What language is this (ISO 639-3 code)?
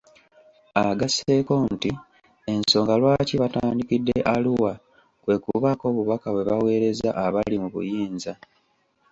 lug